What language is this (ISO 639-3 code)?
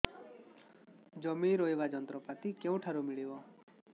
ori